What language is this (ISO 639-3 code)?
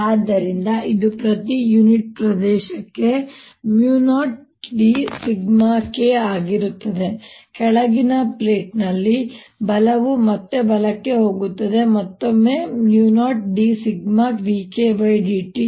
kan